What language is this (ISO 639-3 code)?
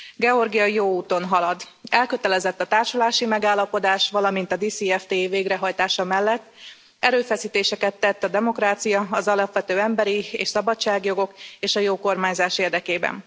hun